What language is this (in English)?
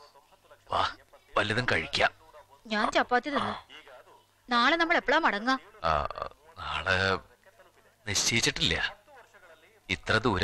Malayalam